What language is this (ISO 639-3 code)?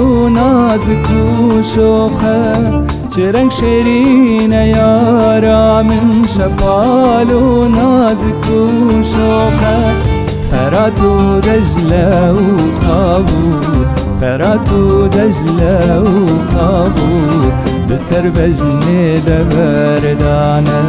tur